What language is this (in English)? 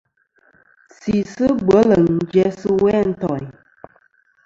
Kom